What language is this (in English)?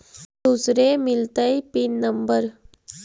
Magahi